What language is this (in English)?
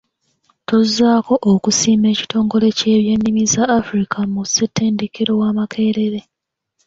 Ganda